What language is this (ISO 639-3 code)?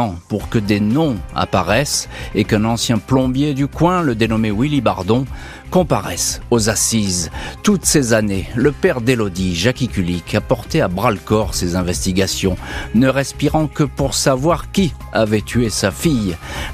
fra